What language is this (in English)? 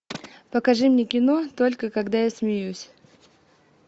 Russian